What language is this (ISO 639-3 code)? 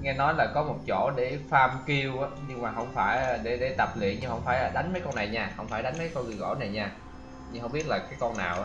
vie